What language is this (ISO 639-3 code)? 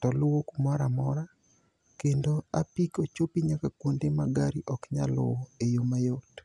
luo